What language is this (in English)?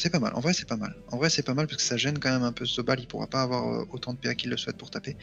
French